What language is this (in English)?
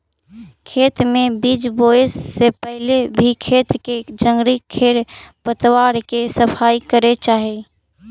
Magahi